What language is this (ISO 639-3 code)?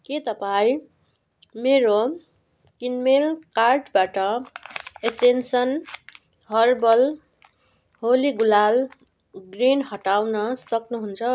nep